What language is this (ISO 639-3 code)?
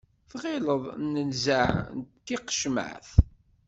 kab